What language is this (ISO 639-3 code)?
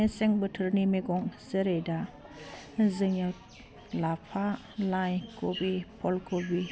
brx